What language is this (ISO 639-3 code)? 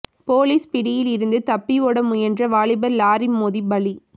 tam